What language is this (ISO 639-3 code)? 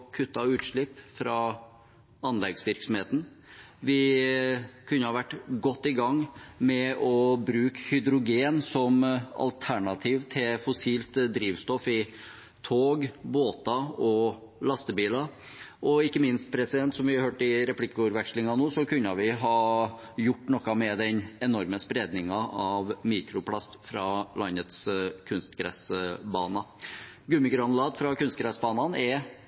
nob